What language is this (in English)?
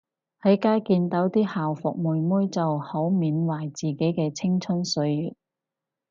Cantonese